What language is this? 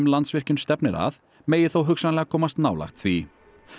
Icelandic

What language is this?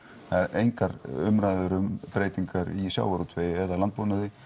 Icelandic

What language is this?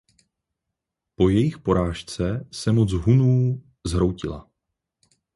Czech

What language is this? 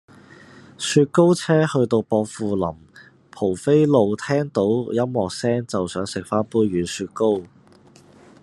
Cantonese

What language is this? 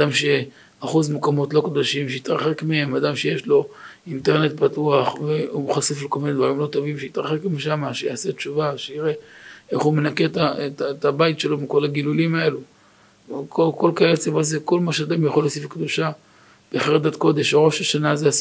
Hebrew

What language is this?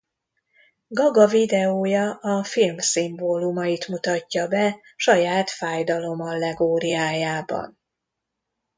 Hungarian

